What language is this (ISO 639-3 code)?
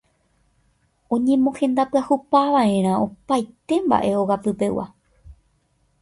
grn